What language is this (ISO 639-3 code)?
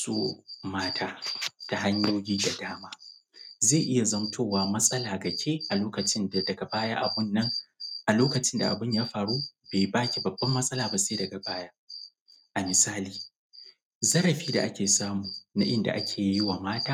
hau